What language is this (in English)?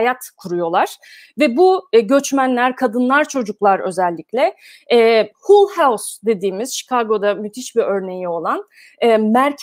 Turkish